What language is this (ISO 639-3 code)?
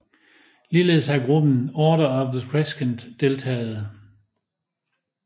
dan